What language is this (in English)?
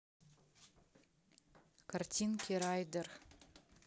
Russian